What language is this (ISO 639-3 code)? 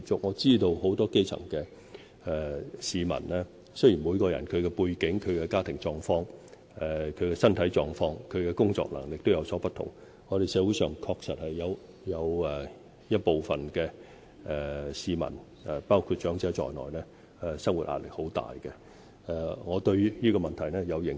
yue